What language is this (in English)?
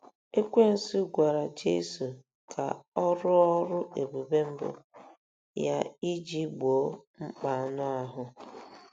Igbo